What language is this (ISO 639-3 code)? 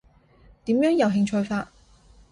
yue